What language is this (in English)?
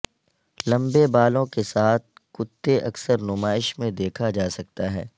Urdu